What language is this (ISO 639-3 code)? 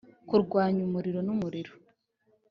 kin